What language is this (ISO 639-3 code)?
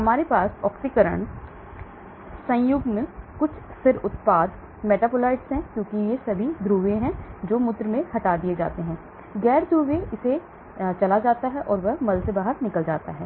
hin